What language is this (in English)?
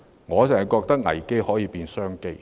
Cantonese